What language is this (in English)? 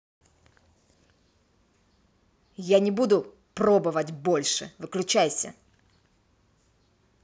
Russian